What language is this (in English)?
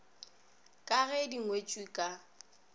Northern Sotho